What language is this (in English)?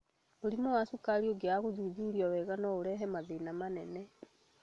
Kikuyu